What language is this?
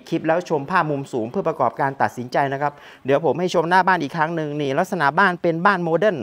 Thai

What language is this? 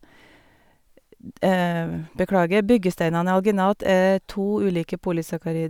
Norwegian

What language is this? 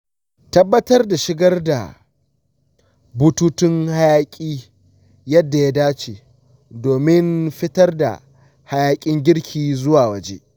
Hausa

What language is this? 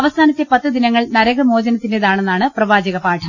Malayalam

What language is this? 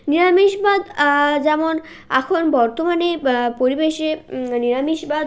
Bangla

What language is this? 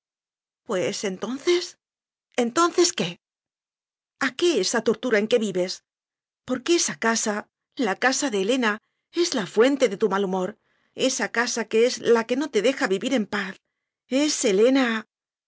Spanish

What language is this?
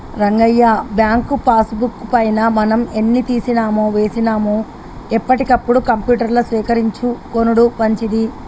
Telugu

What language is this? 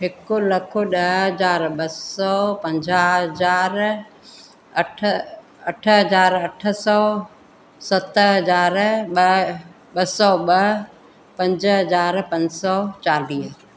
Sindhi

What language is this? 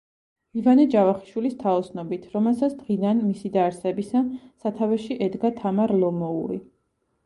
Georgian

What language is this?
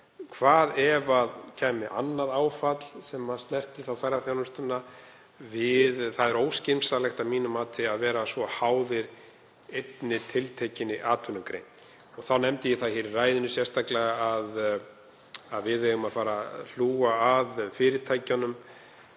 Icelandic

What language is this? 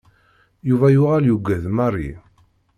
Kabyle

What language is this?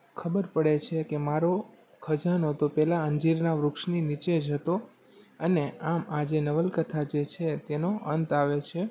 Gujarati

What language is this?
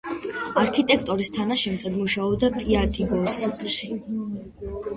Georgian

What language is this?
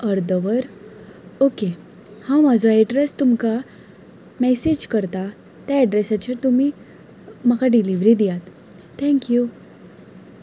Konkani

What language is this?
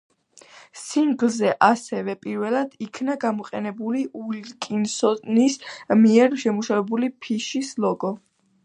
Georgian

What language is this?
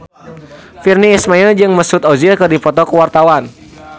Sundanese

